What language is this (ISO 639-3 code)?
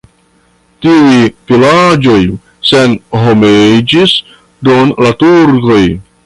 epo